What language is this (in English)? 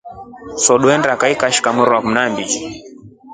Rombo